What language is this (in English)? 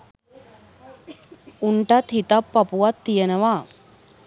Sinhala